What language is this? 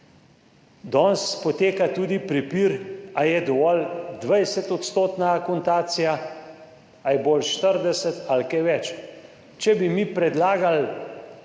Slovenian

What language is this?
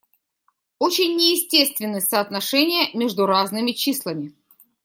Russian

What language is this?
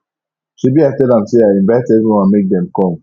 Nigerian Pidgin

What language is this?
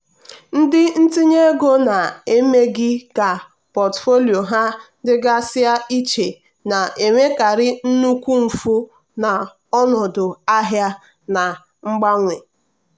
Igbo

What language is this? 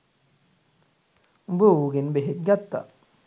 Sinhala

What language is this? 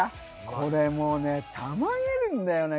Japanese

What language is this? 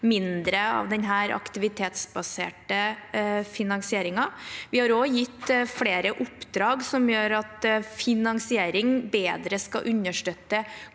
Norwegian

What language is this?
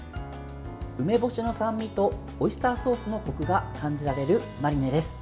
Japanese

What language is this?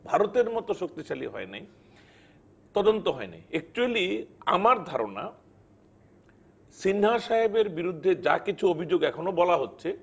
Bangla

